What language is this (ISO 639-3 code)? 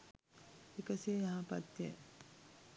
sin